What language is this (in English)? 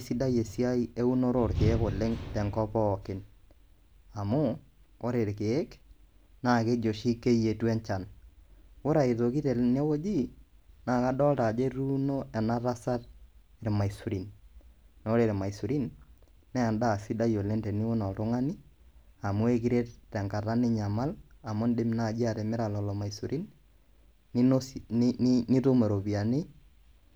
Masai